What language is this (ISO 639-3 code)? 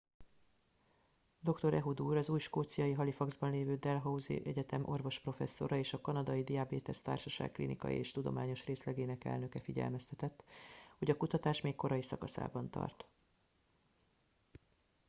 hun